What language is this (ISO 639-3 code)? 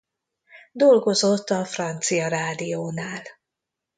hun